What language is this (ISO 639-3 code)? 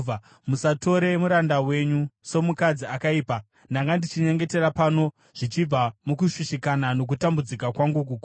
sna